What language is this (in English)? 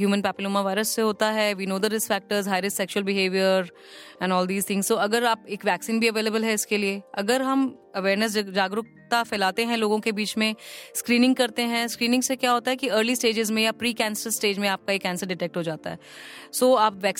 Hindi